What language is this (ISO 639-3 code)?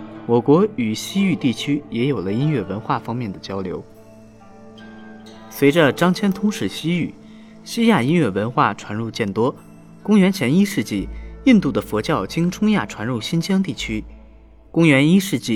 zho